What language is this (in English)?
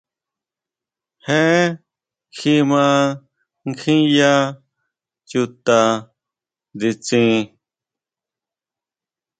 Huautla Mazatec